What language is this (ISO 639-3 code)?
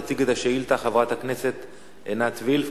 heb